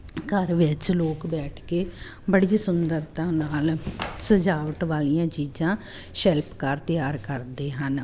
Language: Punjabi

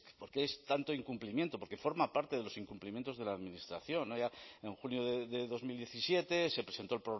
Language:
Spanish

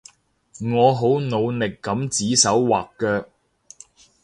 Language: Cantonese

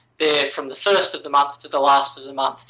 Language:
English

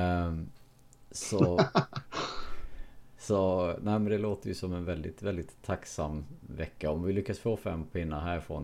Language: Swedish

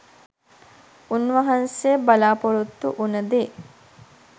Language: Sinhala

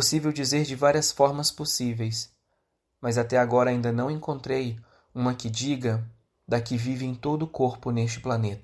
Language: Portuguese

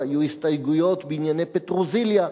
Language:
Hebrew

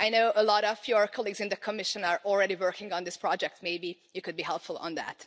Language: English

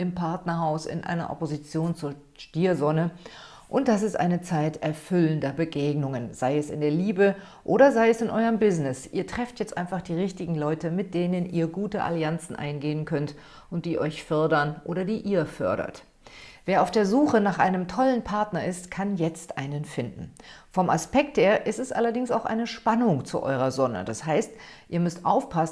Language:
German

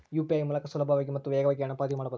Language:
Kannada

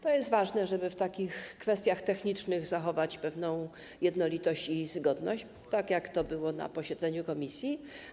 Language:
Polish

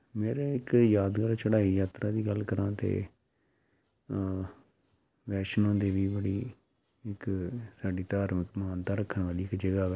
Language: Punjabi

